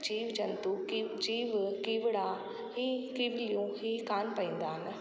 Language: Sindhi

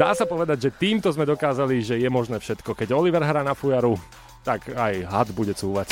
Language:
Slovak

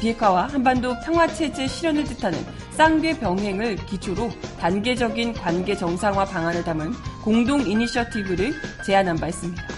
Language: Korean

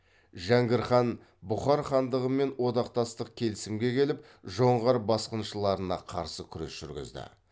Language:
Kazakh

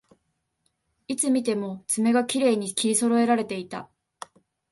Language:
Japanese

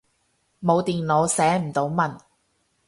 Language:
Cantonese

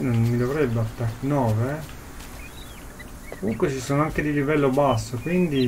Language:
Italian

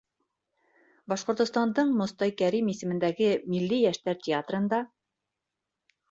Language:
Bashkir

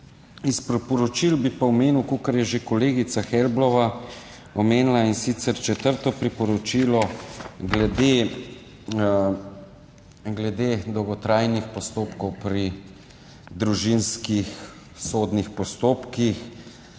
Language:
Slovenian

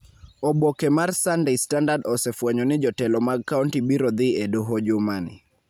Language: Luo (Kenya and Tanzania)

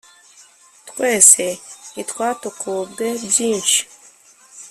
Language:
Kinyarwanda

